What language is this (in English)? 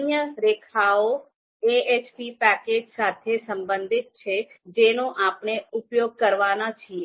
Gujarati